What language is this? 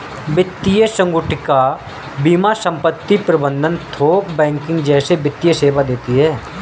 Hindi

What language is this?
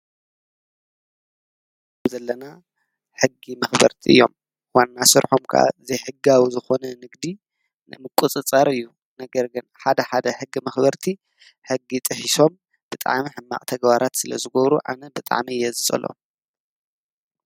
Tigrinya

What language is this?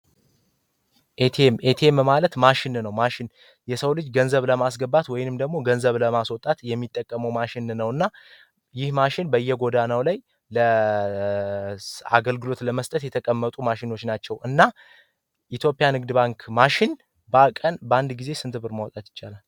Amharic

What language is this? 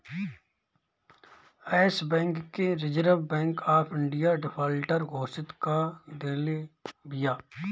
Bhojpuri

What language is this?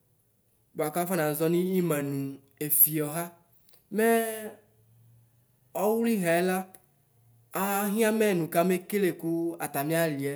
Ikposo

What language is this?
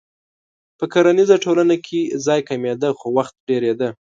Pashto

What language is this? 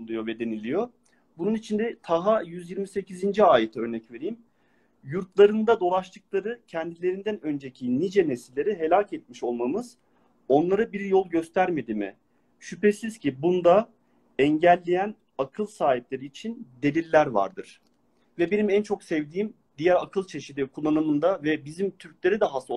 Turkish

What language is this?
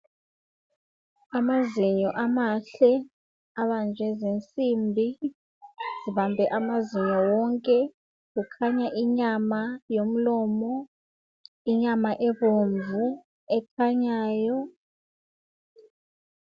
North Ndebele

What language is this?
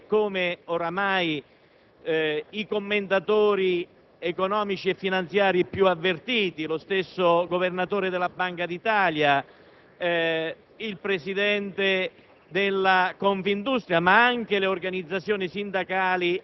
Italian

